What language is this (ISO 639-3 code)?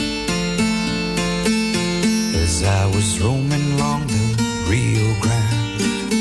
nld